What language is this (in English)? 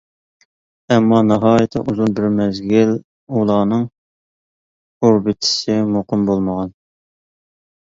Uyghur